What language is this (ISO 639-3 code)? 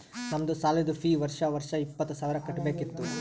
kan